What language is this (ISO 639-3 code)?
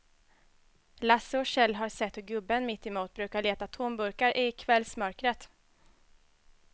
swe